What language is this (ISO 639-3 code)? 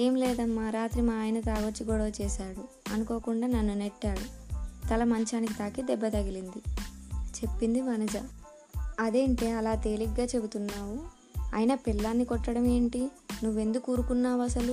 tel